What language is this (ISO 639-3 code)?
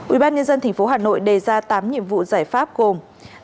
vie